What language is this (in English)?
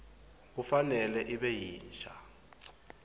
Swati